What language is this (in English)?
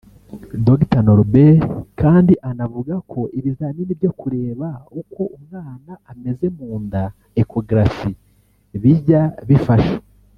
Kinyarwanda